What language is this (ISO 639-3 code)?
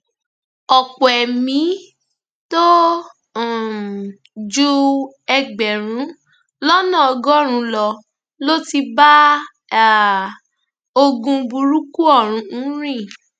yor